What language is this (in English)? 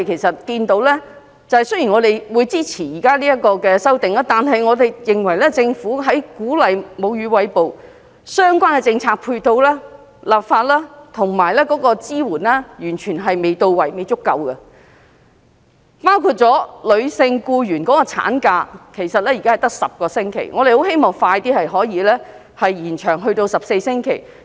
Cantonese